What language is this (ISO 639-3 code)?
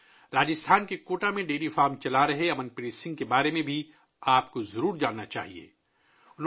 urd